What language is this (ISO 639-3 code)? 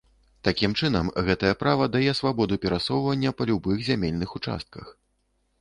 bel